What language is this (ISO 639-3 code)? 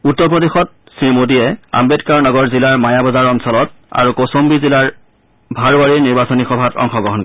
asm